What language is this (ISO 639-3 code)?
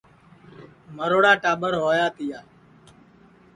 ssi